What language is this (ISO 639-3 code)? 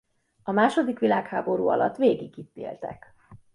hun